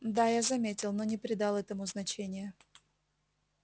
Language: Russian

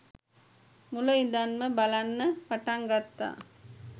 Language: Sinhala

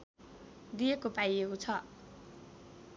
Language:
Nepali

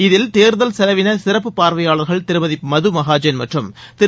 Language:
Tamil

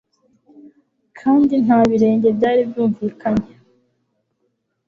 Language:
Kinyarwanda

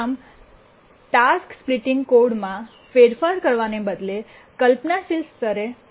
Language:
Gujarati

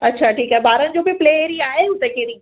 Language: Sindhi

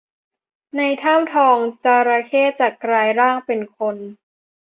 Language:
Thai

